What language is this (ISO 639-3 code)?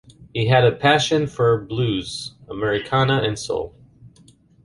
eng